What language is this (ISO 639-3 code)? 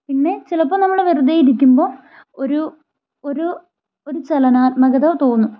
mal